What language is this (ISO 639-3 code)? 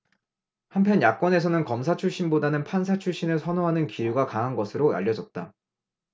kor